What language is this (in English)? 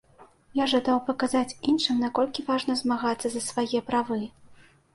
Belarusian